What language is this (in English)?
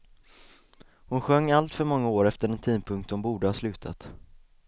Swedish